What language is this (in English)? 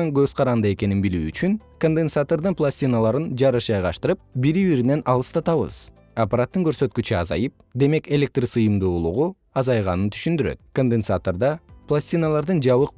Kyrgyz